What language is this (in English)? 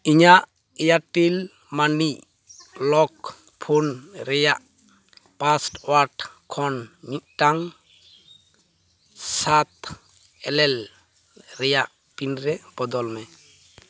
Santali